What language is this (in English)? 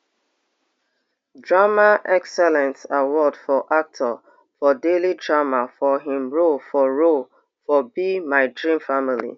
Nigerian Pidgin